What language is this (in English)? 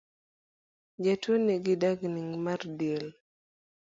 Luo (Kenya and Tanzania)